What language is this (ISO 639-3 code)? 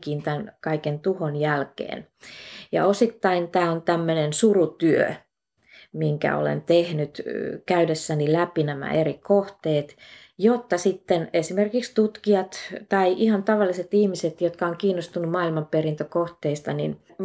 fin